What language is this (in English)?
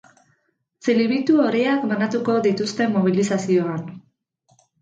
Basque